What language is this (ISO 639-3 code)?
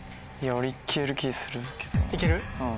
jpn